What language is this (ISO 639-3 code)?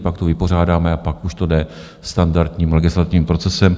ces